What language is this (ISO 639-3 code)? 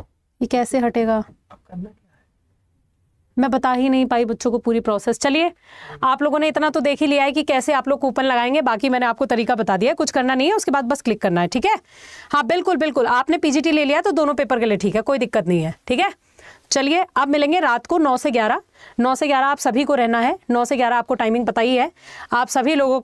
hin